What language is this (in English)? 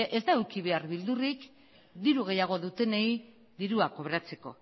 Basque